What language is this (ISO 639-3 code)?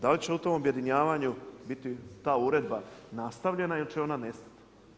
hrv